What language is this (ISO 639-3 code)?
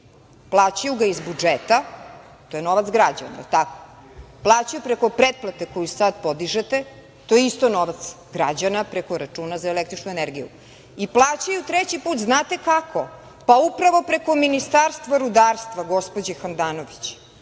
srp